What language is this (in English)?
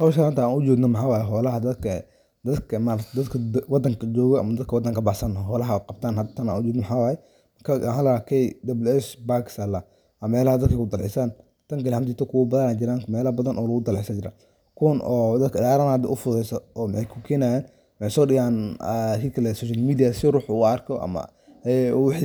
Somali